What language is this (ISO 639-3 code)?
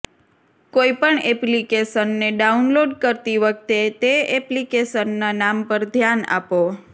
guj